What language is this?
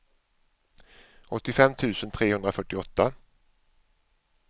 Swedish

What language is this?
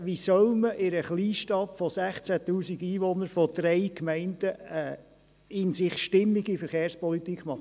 Swiss German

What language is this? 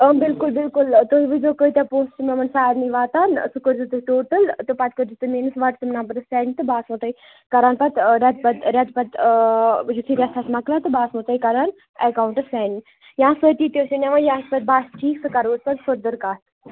Kashmiri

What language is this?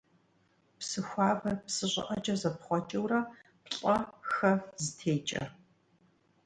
Kabardian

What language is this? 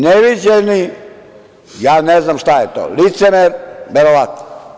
Serbian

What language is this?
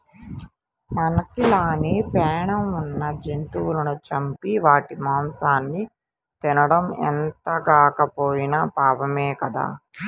Telugu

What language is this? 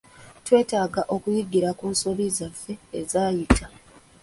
Ganda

